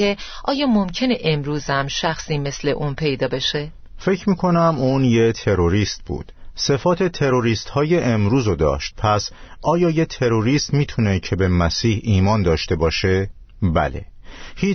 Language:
Persian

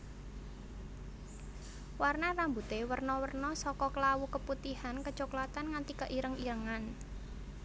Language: Javanese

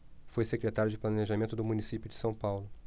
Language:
Portuguese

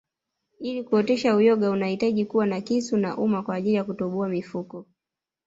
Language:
Swahili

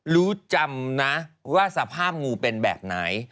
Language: Thai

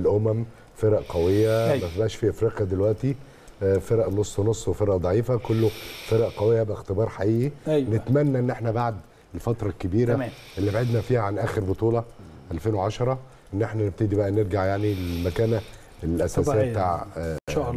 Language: Arabic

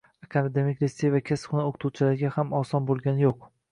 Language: Uzbek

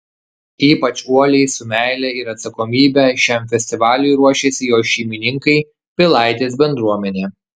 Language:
Lithuanian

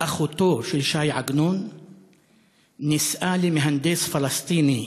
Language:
Hebrew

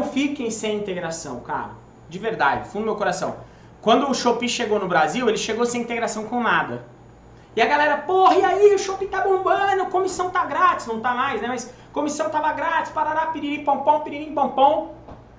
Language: Portuguese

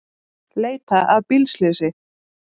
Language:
Icelandic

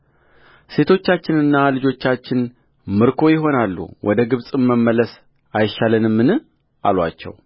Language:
Amharic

